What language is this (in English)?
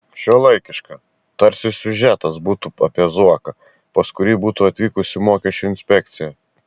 Lithuanian